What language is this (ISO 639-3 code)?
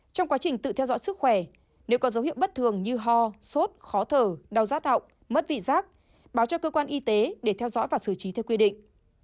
vie